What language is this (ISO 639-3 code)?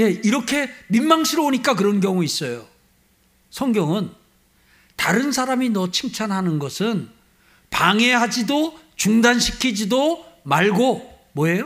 kor